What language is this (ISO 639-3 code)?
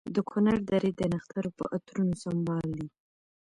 pus